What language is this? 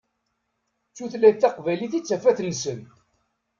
Kabyle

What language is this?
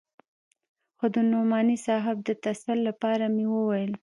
Pashto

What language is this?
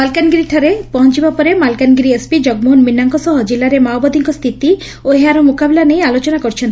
Odia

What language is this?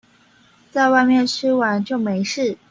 Chinese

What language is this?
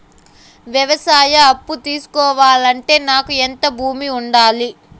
Telugu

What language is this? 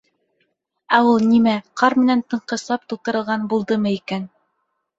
Bashkir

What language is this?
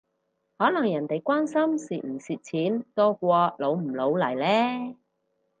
Cantonese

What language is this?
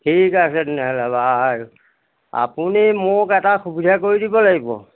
Assamese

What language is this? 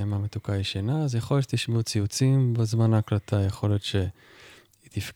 Hebrew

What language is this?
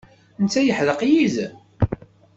Kabyle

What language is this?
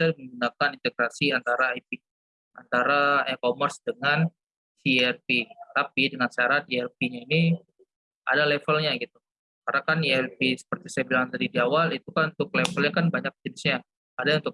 Indonesian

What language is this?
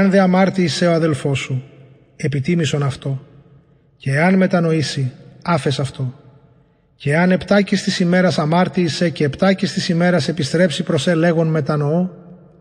Greek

